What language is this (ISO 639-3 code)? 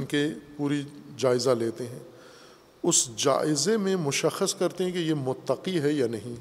urd